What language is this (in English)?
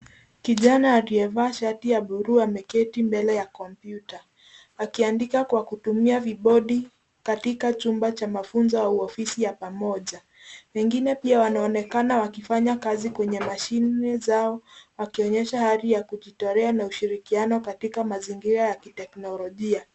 Swahili